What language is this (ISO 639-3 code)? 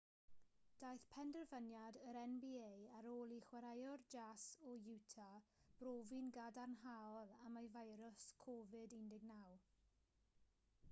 cym